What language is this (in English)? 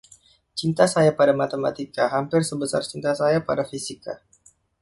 Indonesian